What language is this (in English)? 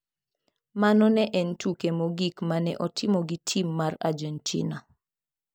Luo (Kenya and Tanzania)